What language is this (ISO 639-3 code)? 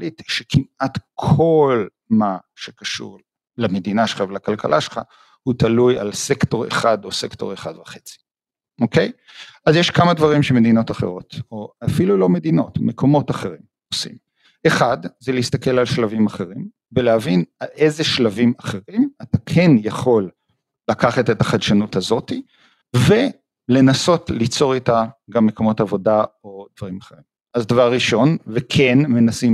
heb